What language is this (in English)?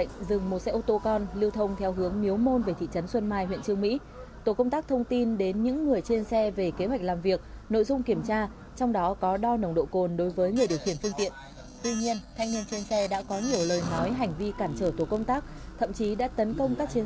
Vietnamese